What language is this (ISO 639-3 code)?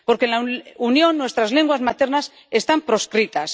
spa